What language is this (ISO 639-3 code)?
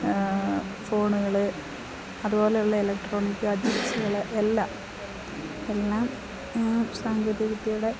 mal